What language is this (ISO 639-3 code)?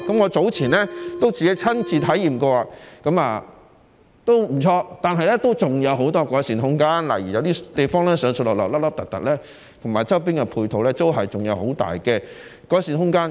yue